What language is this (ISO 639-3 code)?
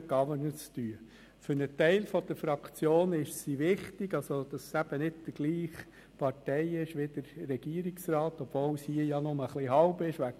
gsw